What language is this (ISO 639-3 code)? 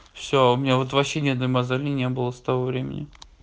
rus